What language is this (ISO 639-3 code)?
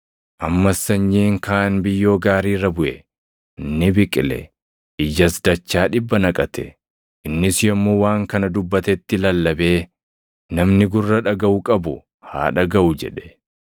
orm